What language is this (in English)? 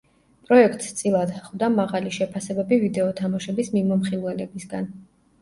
Georgian